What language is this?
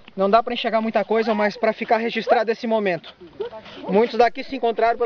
Portuguese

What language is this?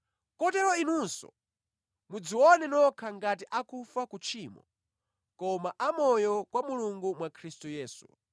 Nyanja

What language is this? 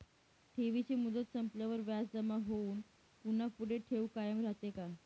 Marathi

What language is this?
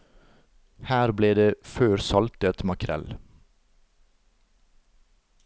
Norwegian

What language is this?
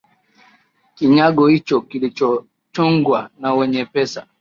Swahili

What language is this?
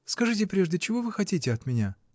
Russian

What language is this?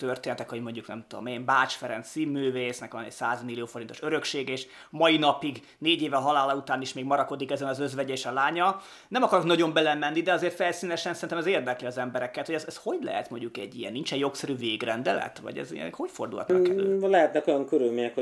Hungarian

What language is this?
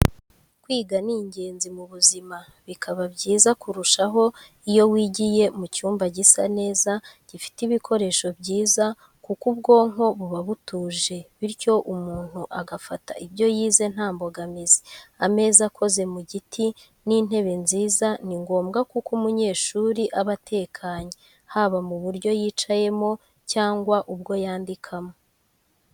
Kinyarwanda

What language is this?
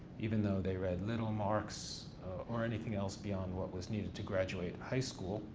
English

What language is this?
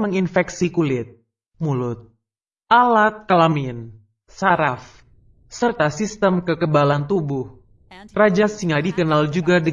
Indonesian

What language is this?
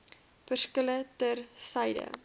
Afrikaans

